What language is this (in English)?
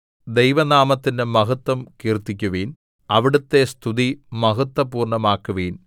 Malayalam